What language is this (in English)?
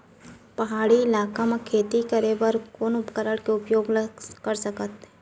Chhattisgarhi